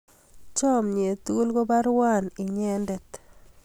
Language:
Kalenjin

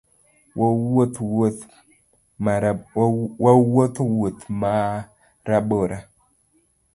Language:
Luo (Kenya and Tanzania)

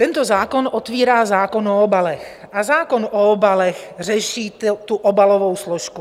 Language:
Czech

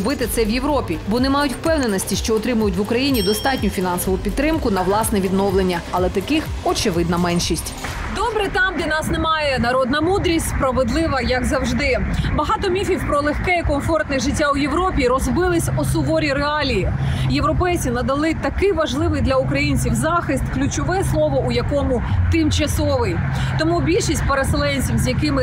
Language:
Ukrainian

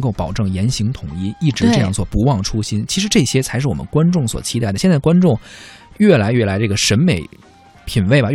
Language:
Chinese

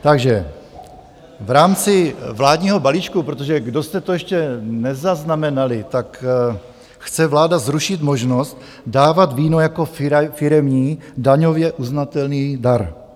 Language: Czech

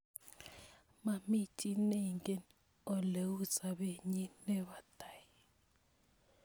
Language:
Kalenjin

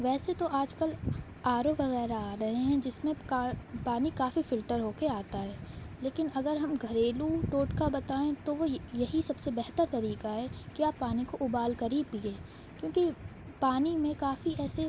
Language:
Urdu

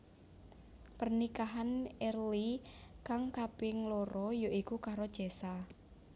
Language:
Javanese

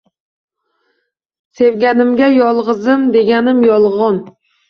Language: Uzbek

